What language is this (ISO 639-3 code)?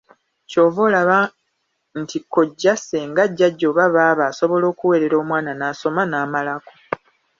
lug